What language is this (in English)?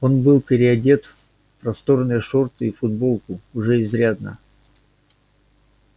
Russian